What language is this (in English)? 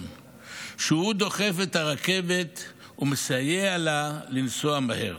Hebrew